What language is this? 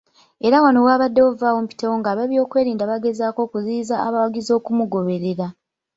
Ganda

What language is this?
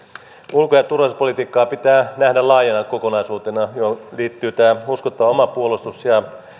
Finnish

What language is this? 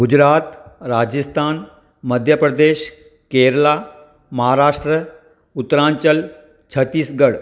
Sindhi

